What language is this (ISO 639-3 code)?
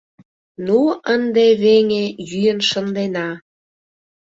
chm